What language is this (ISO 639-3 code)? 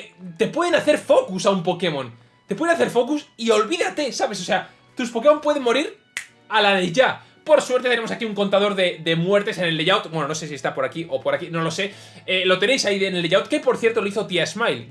spa